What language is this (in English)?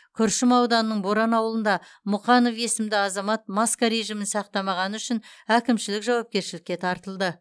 Kazakh